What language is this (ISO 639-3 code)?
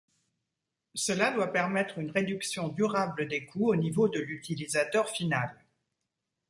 fra